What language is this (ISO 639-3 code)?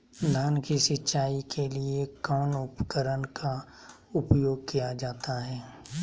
mag